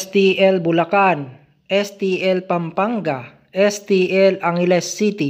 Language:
Filipino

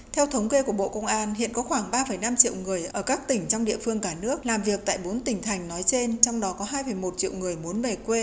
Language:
Vietnamese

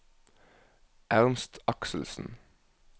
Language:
Norwegian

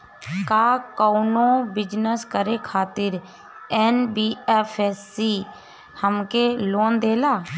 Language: Bhojpuri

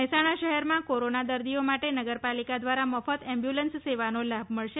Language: Gujarati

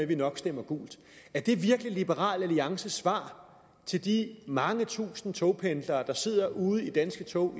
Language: Danish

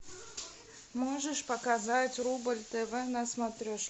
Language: Russian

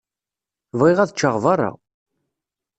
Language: Kabyle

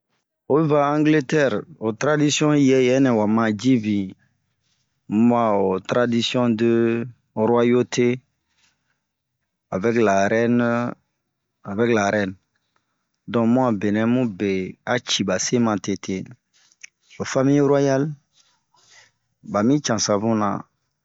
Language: Bomu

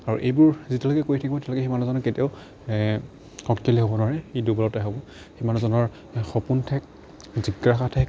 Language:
Assamese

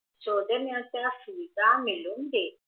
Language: Marathi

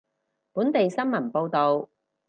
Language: Cantonese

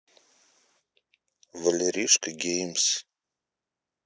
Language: Russian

